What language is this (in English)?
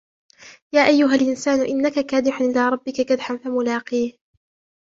Arabic